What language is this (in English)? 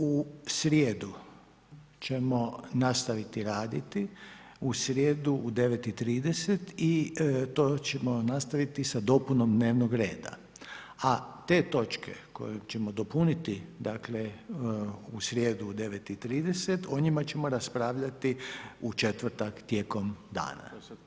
Croatian